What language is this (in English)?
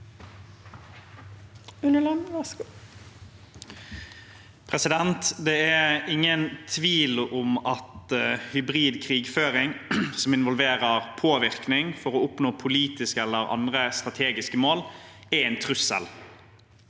Norwegian